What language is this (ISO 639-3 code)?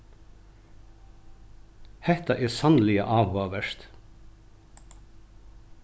fao